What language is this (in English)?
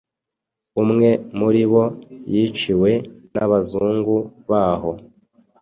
Kinyarwanda